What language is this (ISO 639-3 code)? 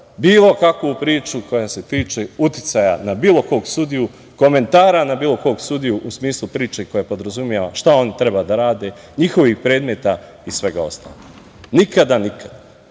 srp